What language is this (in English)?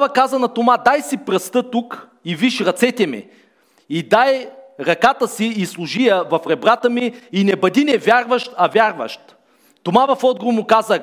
Bulgarian